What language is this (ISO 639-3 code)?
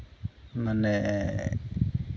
sat